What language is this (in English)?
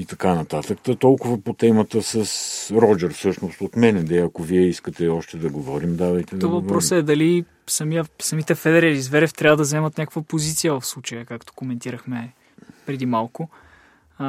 Bulgarian